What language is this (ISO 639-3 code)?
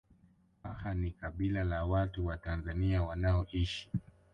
swa